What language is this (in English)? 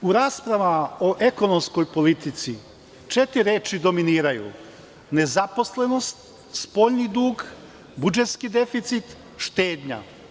Serbian